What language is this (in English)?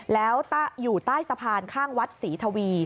Thai